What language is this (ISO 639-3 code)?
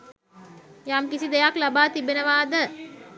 sin